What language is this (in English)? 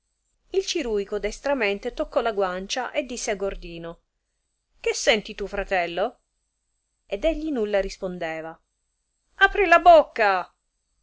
Italian